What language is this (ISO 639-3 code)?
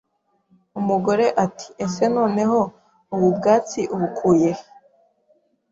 kin